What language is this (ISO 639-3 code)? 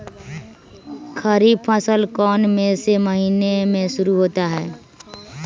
mag